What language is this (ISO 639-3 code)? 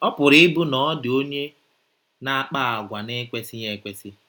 ibo